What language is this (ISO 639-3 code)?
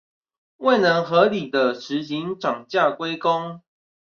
zho